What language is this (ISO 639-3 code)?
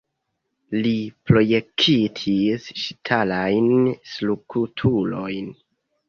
epo